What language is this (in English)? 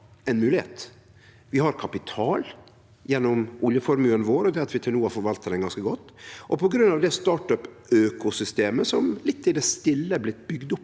Norwegian